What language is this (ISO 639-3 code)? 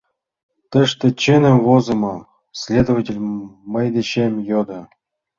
chm